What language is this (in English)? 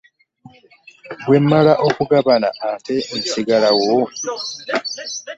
Ganda